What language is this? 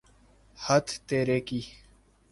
Urdu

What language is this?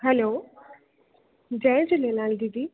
Sindhi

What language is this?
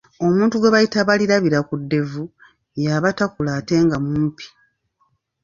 Ganda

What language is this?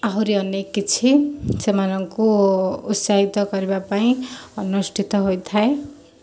Odia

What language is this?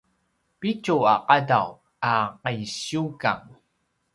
Paiwan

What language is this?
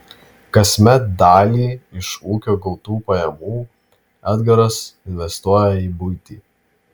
Lithuanian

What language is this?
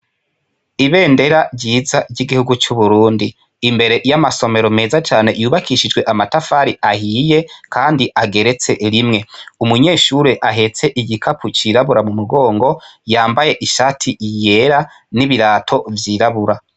Rundi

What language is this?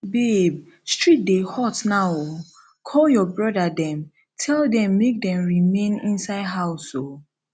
Nigerian Pidgin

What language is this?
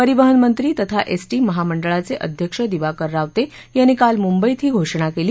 Marathi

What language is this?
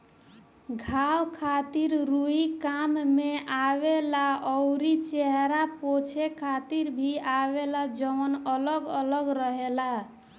Bhojpuri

